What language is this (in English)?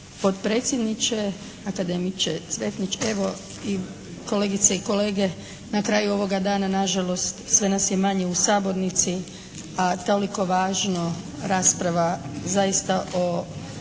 Croatian